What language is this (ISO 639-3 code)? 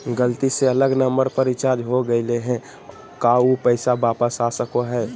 mag